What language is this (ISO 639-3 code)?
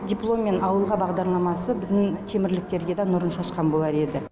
kaz